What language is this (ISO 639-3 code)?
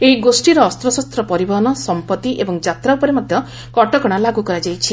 ori